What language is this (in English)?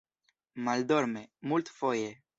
Esperanto